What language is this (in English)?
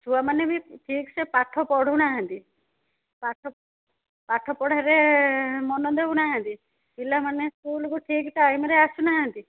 Odia